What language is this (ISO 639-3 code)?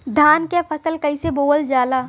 bho